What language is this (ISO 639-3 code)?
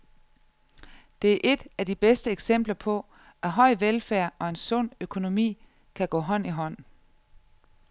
dan